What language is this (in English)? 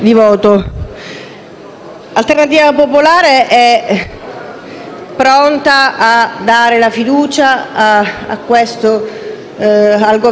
Italian